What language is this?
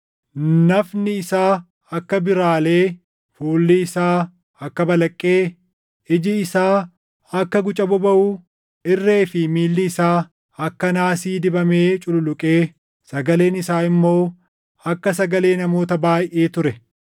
Oromo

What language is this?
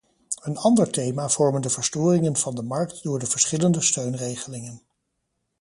Dutch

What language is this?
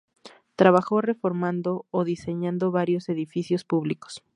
Spanish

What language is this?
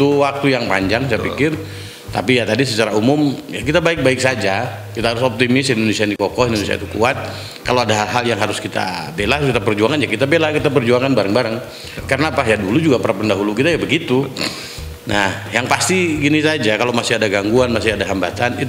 Indonesian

